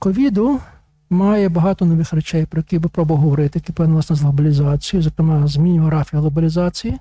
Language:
Ukrainian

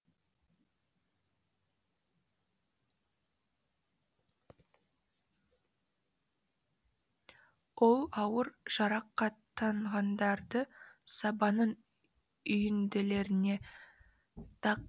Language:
Kazakh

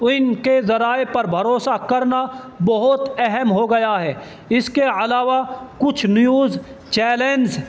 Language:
Urdu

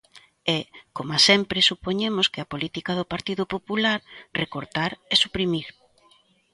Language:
Galician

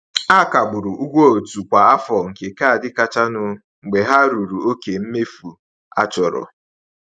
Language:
Igbo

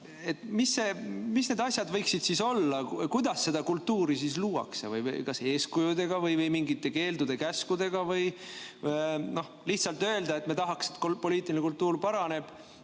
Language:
Estonian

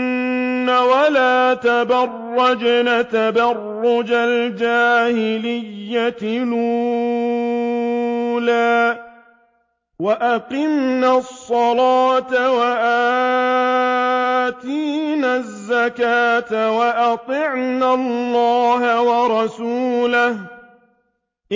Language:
Arabic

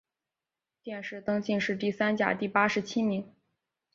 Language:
Chinese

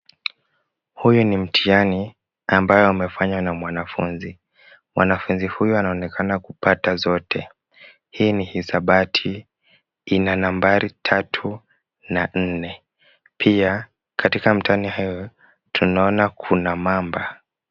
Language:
Swahili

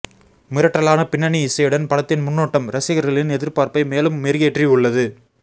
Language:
Tamil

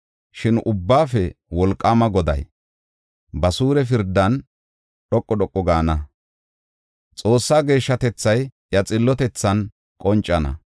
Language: Gofa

